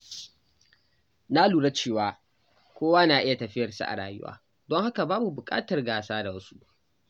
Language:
Hausa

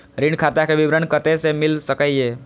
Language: Maithili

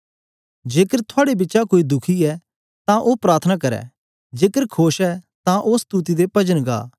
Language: Dogri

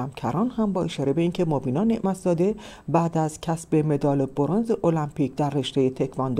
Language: Persian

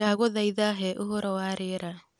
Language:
Kikuyu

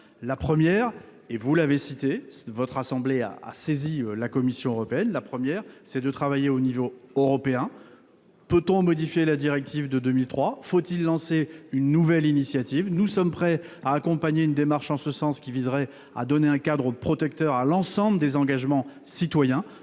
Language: French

